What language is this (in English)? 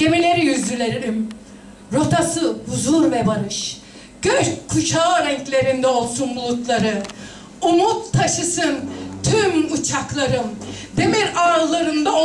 Turkish